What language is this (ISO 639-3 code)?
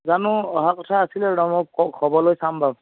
asm